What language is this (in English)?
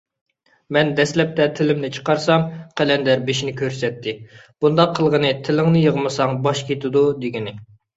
Uyghur